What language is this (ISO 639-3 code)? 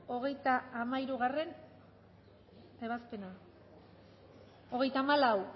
eus